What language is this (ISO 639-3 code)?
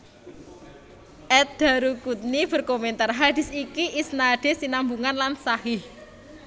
jav